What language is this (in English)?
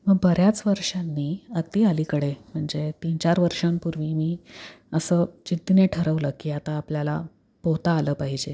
Marathi